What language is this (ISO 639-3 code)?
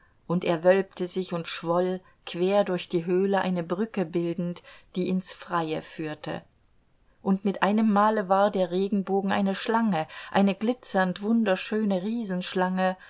deu